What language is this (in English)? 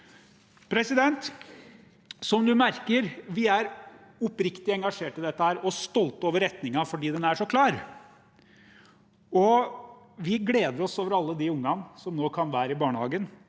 Norwegian